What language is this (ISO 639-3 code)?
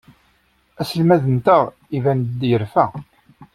kab